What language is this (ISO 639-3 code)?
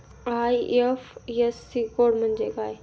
mar